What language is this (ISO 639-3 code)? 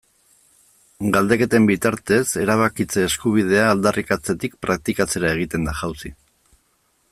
eus